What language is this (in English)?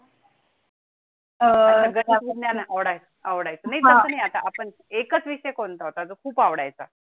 Marathi